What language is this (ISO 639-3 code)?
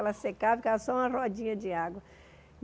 por